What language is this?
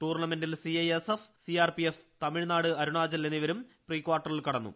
Malayalam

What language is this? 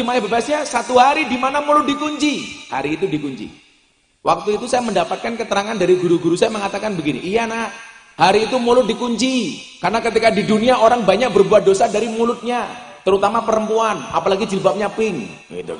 Indonesian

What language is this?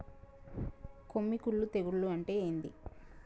Telugu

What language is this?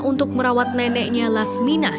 Indonesian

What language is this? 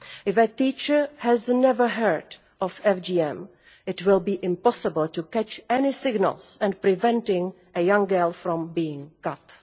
English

